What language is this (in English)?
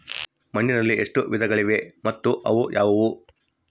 Kannada